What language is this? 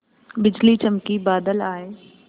Hindi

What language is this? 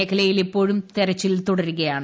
Malayalam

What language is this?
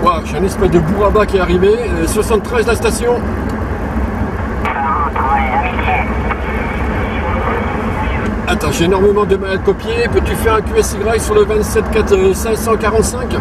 French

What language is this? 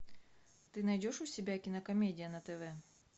Russian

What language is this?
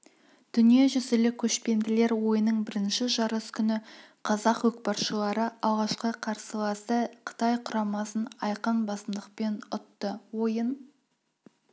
Kazakh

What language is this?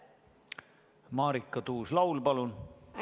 Estonian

